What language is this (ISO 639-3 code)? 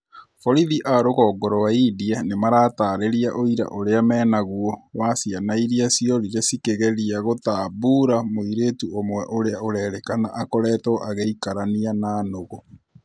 kik